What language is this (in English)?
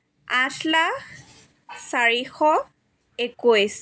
Assamese